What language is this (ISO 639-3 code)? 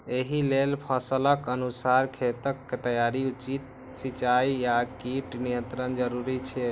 mai